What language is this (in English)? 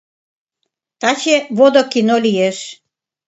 Mari